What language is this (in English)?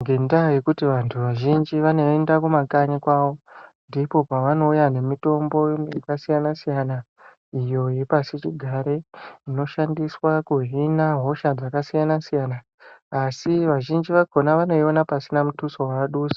Ndau